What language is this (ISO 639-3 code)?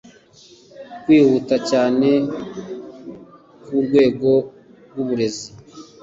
kin